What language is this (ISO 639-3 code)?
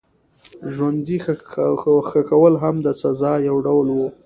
pus